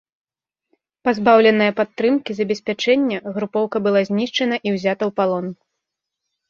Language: Belarusian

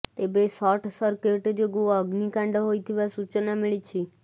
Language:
Odia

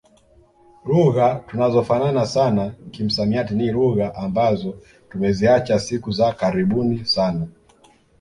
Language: Swahili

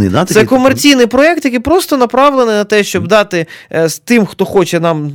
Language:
Ukrainian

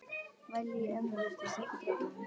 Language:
Icelandic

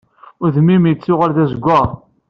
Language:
Kabyle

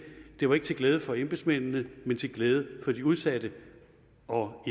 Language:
Danish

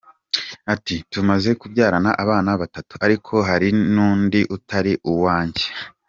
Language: Kinyarwanda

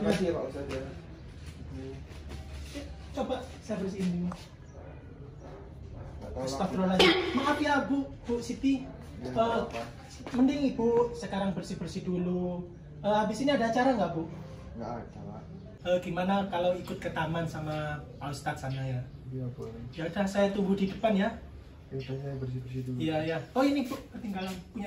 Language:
Indonesian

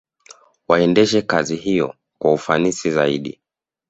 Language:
Swahili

